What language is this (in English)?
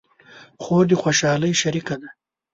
Pashto